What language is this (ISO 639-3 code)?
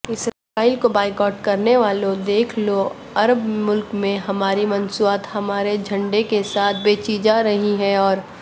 urd